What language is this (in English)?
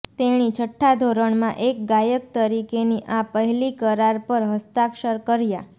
Gujarati